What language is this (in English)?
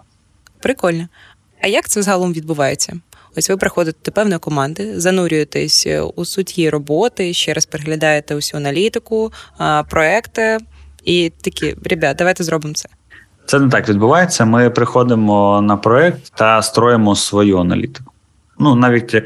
Ukrainian